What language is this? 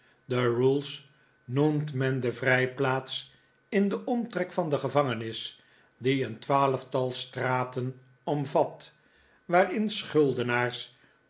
Dutch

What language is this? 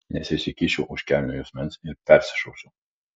Lithuanian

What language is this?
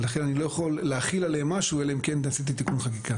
Hebrew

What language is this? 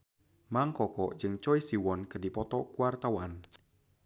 Sundanese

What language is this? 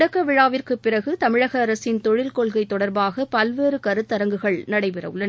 Tamil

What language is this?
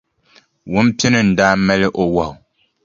Dagbani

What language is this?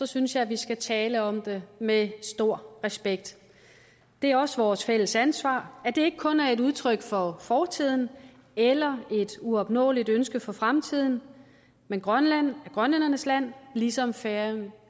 Danish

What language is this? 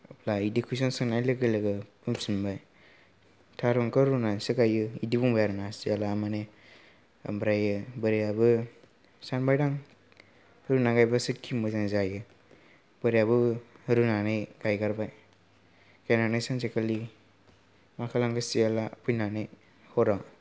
Bodo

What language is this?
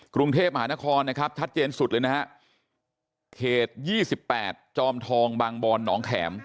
Thai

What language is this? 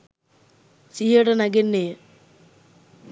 Sinhala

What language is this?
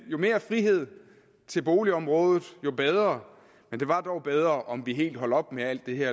Danish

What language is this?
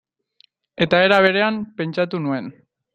Basque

